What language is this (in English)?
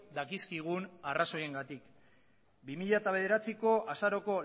Basque